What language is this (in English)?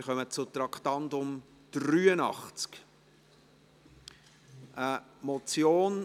Swiss German